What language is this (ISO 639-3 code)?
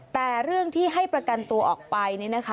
tha